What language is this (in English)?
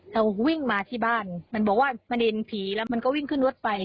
Thai